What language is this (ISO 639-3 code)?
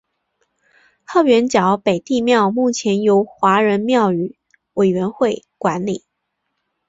zho